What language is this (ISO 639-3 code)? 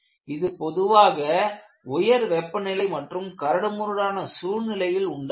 tam